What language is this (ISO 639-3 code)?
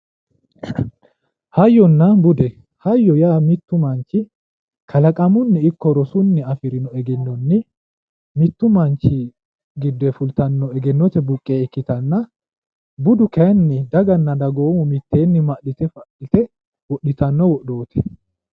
sid